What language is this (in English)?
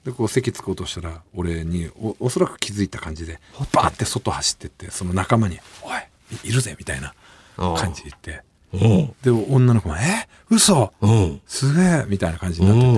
Japanese